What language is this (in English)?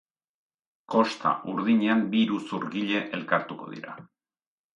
Basque